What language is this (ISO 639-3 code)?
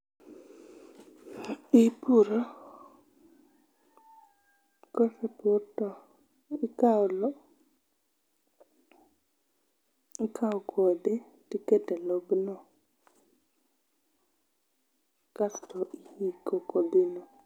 luo